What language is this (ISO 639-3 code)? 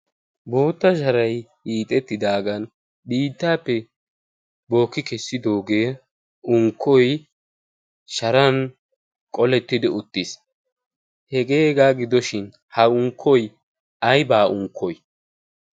wal